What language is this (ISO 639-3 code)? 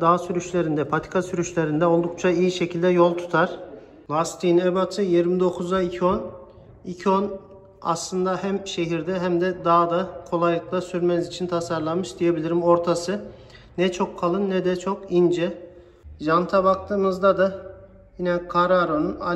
tur